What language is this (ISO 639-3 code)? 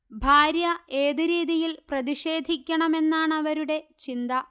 mal